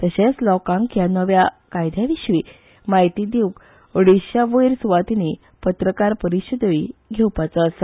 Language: Konkani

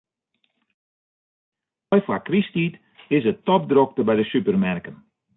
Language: Western Frisian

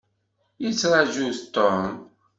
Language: Kabyle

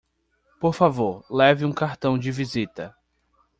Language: Portuguese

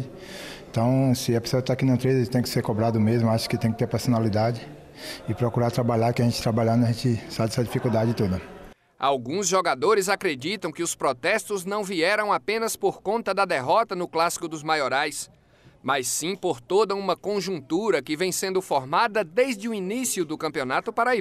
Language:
Portuguese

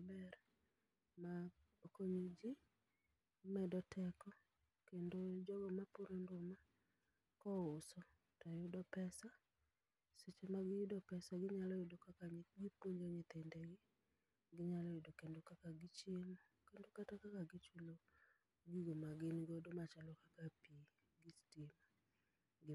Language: Luo (Kenya and Tanzania)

